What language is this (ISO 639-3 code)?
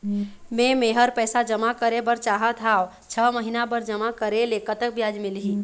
hne